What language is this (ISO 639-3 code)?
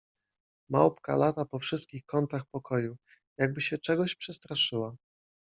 pol